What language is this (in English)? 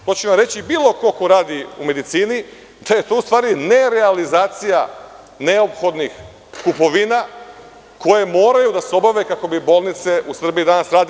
Serbian